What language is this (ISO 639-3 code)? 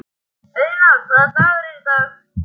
isl